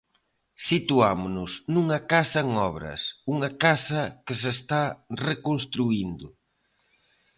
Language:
Galician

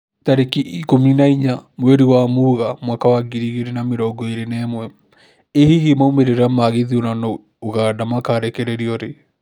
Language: Kikuyu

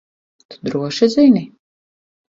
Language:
Latvian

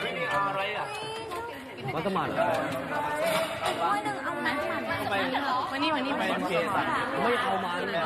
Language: Thai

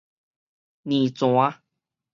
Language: Min Nan Chinese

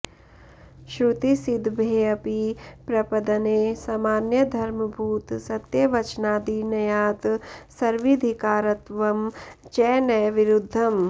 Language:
Sanskrit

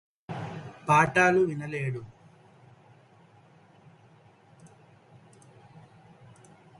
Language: Telugu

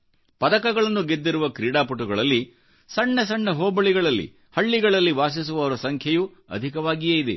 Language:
Kannada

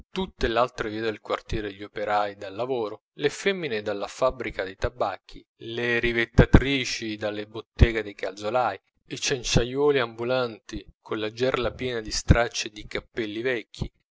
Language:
Italian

